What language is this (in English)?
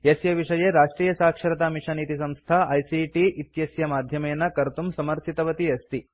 Sanskrit